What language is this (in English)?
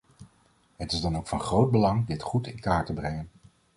Dutch